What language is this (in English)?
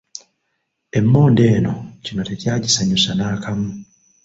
Ganda